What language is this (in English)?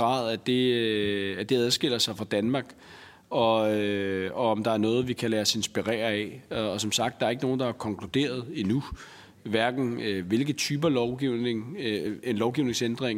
Danish